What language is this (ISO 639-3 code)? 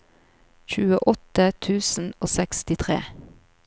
nor